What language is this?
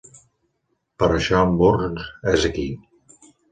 Catalan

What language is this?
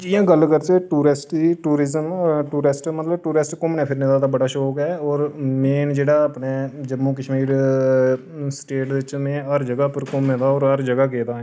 Dogri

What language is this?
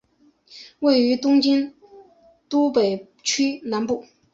Chinese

